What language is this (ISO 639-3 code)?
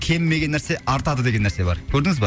kaz